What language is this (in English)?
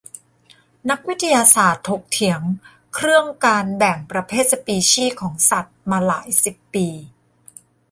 Thai